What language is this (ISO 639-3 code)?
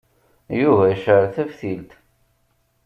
kab